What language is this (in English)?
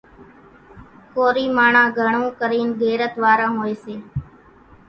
Kachi Koli